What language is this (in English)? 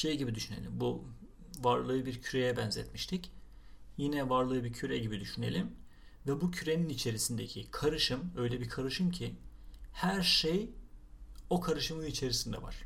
Turkish